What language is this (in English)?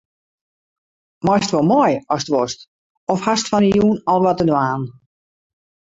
Western Frisian